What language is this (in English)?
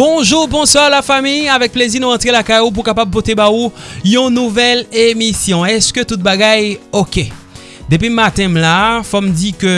French